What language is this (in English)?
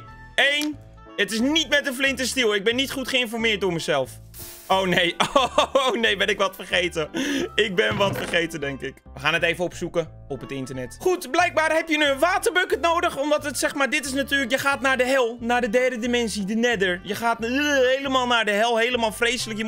Dutch